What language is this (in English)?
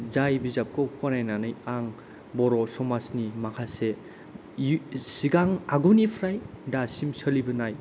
Bodo